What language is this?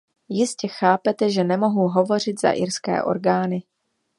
Czech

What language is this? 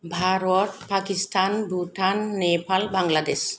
Bodo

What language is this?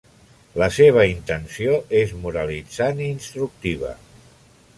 Catalan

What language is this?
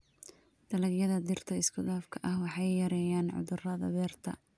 Somali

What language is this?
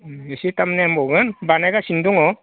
Bodo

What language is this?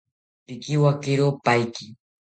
South Ucayali Ashéninka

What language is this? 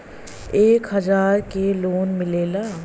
Bhojpuri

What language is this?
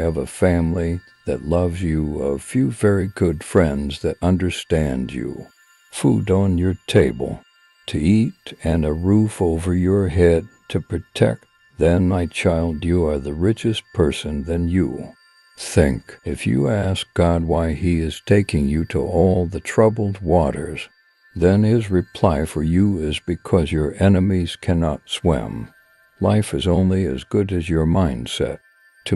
English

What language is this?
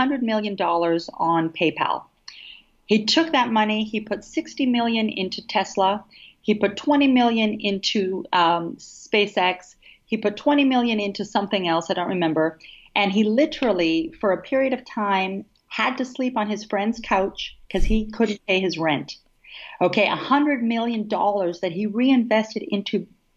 English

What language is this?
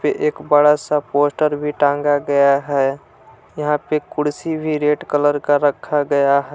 Hindi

